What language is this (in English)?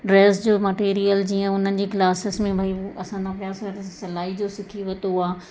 Sindhi